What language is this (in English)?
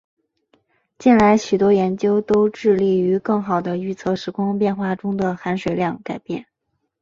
Chinese